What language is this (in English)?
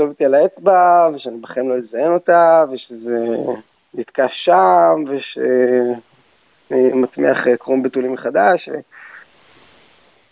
Hebrew